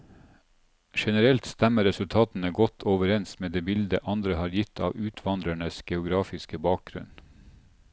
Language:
Norwegian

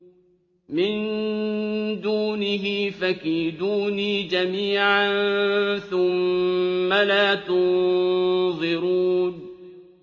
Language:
Arabic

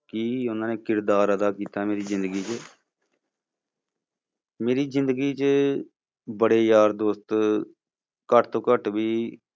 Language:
Punjabi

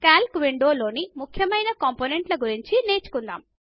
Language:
Telugu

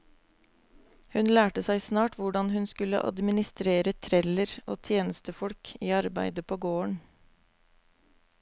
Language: Norwegian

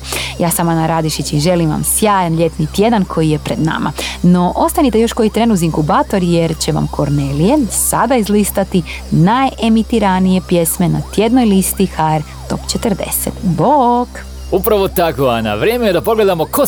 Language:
Croatian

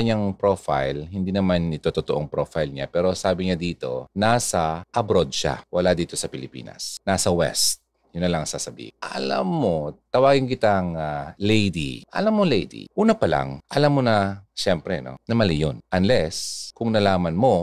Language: Filipino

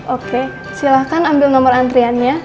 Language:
Indonesian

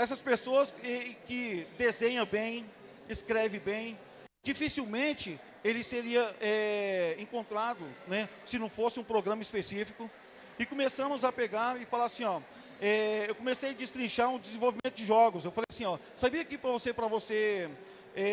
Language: Portuguese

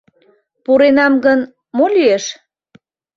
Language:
Mari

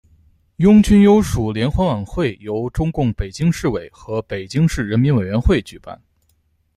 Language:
Chinese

